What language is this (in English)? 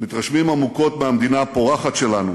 Hebrew